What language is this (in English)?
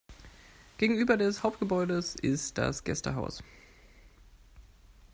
German